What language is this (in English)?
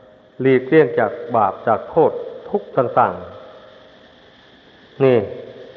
Thai